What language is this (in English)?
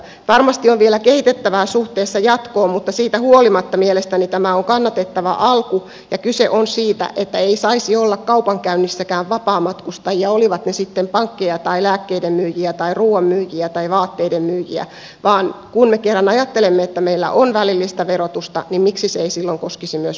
Finnish